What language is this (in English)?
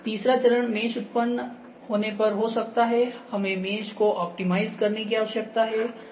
Hindi